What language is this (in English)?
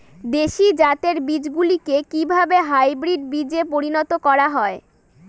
Bangla